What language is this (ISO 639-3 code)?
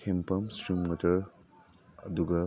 mni